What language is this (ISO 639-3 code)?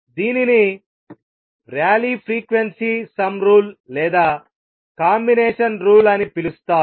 tel